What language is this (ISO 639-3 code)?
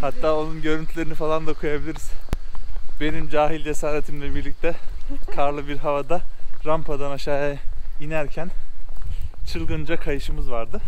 tur